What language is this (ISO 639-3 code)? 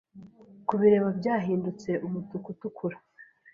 kin